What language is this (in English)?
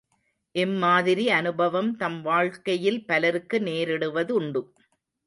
Tamil